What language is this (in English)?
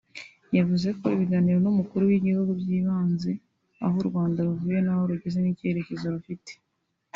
Kinyarwanda